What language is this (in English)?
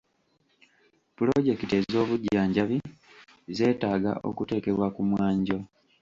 Ganda